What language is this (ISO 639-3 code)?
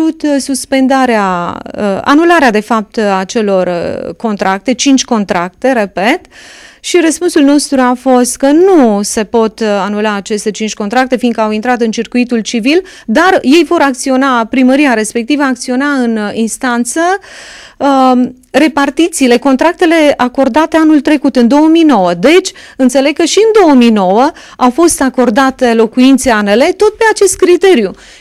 ron